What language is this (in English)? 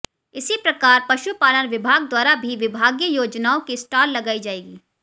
Hindi